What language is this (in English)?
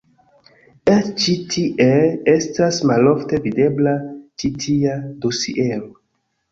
Esperanto